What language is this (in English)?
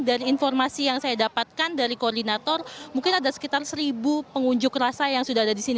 Indonesian